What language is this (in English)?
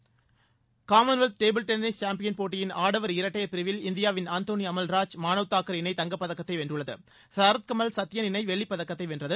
Tamil